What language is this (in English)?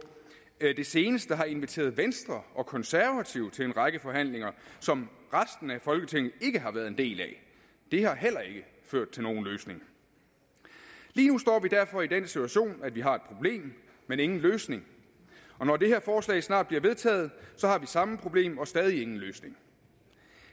Danish